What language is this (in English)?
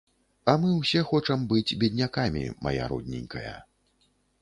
Belarusian